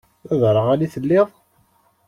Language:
Kabyle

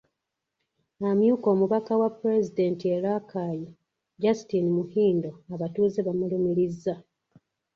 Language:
Ganda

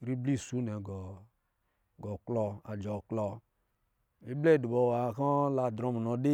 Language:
Lijili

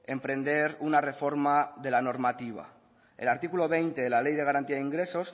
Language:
Spanish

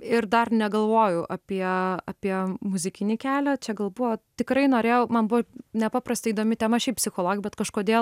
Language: Lithuanian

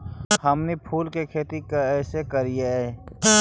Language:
Magahi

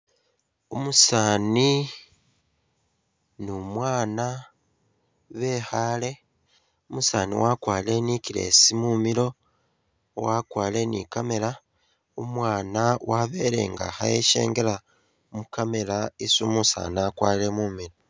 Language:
Masaaba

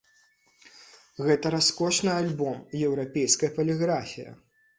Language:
Belarusian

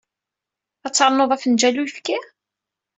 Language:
Kabyle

